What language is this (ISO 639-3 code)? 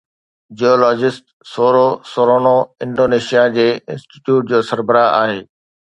snd